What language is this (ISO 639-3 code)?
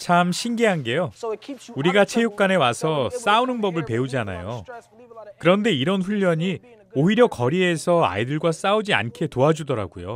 kor